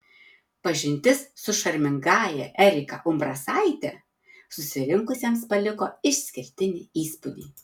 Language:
Lithuanian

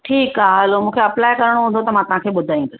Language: Sindhi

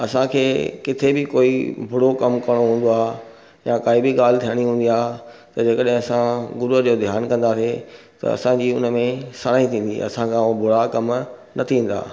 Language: Sindhi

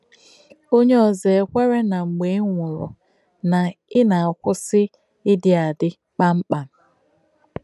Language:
Igbo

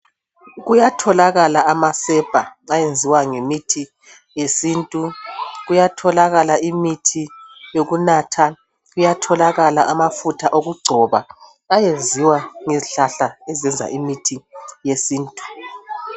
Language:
North Ndebele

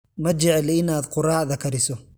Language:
Somali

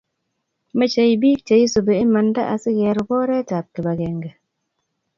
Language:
Kalenjin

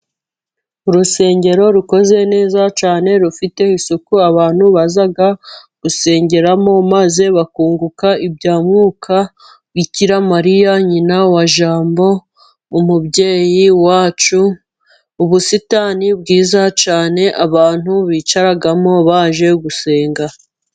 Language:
Kinyarwanda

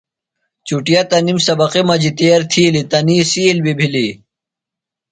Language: Phalura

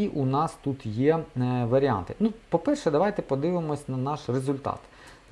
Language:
Ukrainian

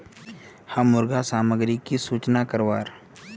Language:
Magahi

